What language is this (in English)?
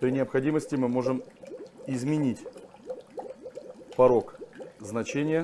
Russian